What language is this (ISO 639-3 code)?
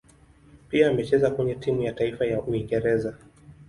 swa